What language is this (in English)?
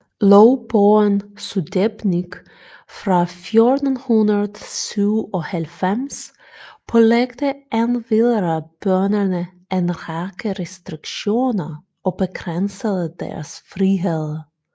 Danish